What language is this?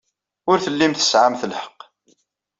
Kabyle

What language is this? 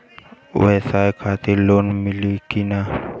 Bhojpuri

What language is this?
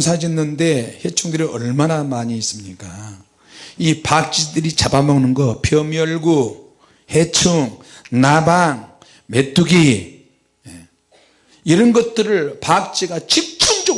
Korean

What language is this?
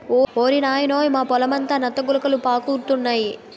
Telugu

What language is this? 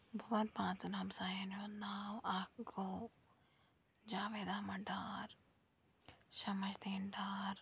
Kashmiri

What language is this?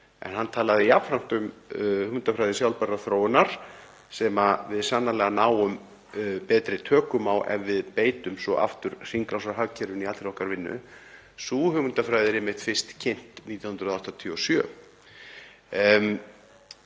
Icelandic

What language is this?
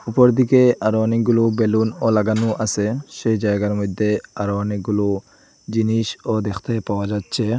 Bangla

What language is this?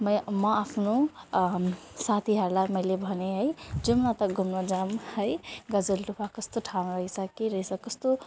Nepali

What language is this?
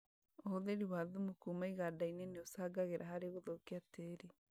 Kikuyu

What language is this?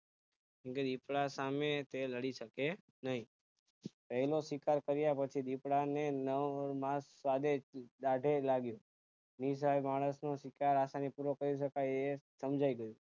Gujarati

